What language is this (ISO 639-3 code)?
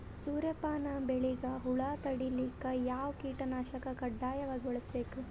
kan